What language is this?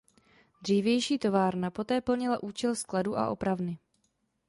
Czech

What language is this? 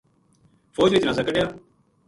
Gujari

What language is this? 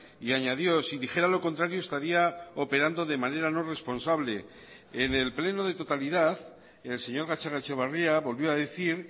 Spanish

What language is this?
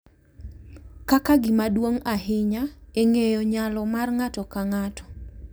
Luo (Kenya and Tanzania)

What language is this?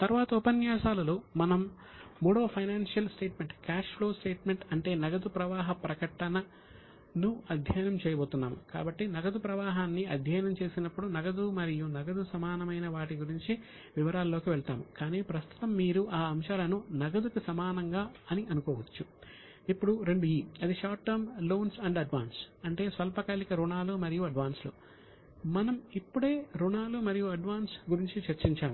Telugu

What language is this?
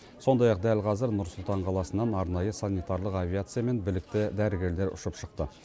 Kazakh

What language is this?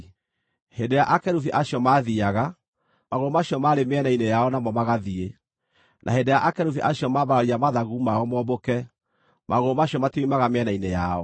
Kikuyu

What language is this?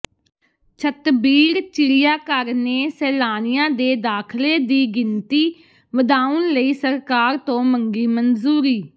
Punjabi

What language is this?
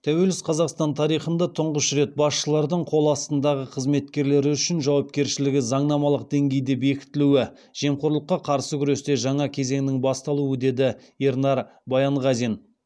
Kazakh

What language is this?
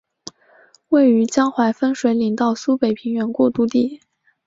Chinese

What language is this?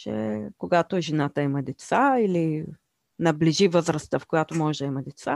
Bulgarian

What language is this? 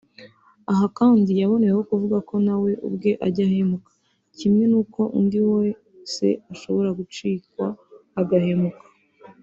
Kinyarwanda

